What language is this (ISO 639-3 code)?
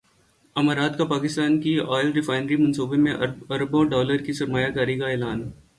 urd